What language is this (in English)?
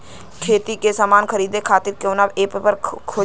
Bhojpuri